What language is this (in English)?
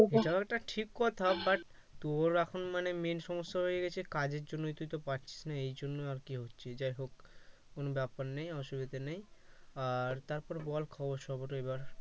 Bangla